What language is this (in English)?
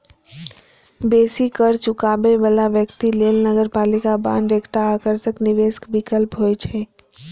Maithili